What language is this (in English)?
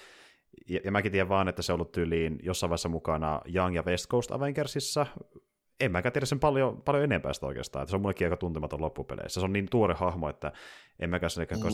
Finnish